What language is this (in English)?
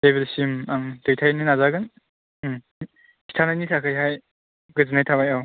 Bodo